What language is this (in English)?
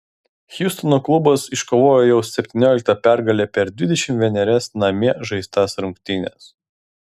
Lithuanian